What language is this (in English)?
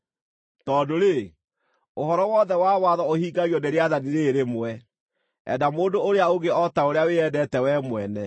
Kikuyu